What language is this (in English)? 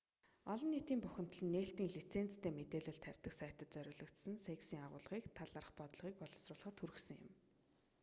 Mongolian